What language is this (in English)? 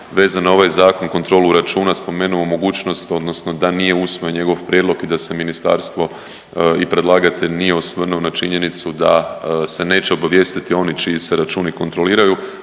Croatian